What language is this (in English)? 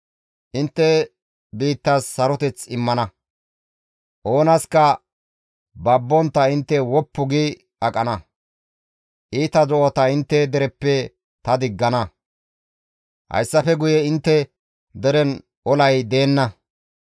Gamo